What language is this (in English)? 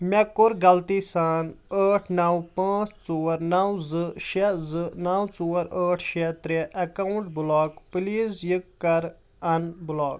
Kashmiri